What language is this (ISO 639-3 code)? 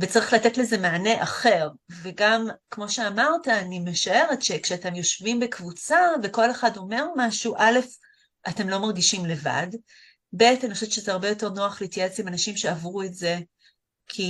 heb